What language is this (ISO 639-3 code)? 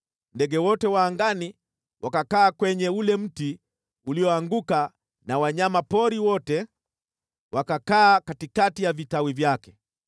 swa